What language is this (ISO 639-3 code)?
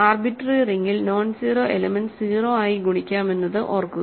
mal